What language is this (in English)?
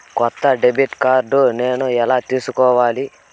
Telugu